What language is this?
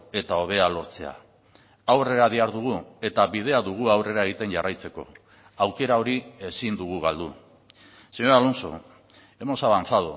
Basque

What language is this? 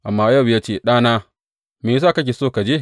Hausa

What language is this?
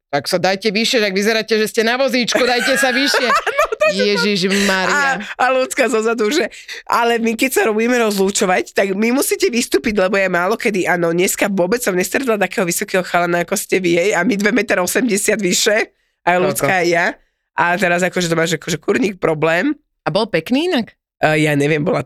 Slovak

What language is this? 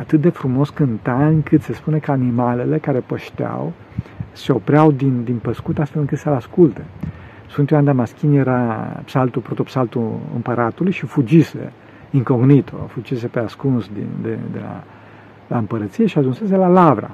Romanian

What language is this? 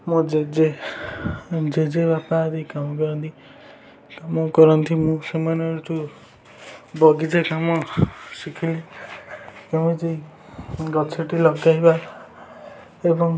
Odia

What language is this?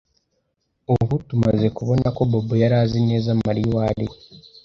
Kinyarwanda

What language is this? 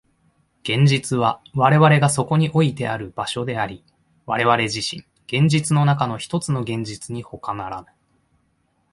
Japanese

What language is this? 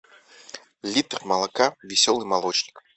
Russian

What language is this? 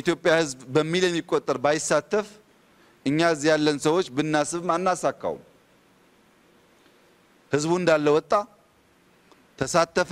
Arabic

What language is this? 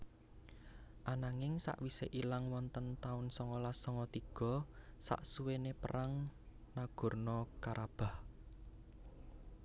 Javanese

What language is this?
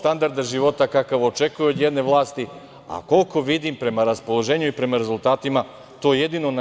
Serbian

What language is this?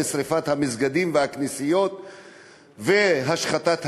Hebrew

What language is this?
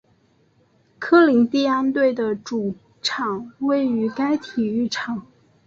Chinese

